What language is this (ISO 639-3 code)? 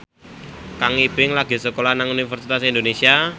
jav